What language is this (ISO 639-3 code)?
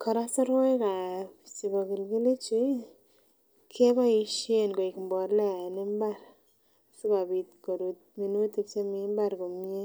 kln